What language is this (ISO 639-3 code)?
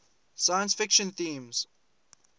eng